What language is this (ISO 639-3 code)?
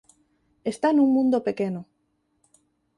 glg